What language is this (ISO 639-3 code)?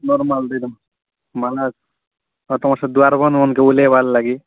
ori